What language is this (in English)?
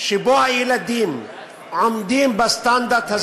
Hebrew